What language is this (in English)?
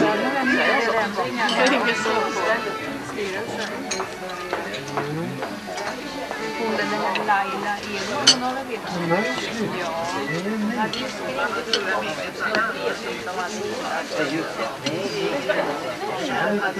Swedish